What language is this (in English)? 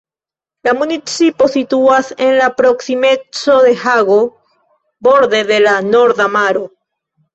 Esperanto